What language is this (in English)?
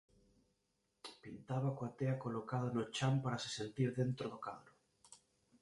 Galician